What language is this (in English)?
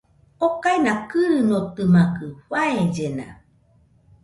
Nüpode Huitoto